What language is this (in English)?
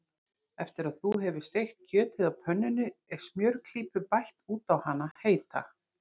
Icelandic